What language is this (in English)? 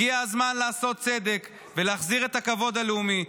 Hebrew